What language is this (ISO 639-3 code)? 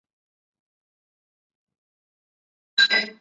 zho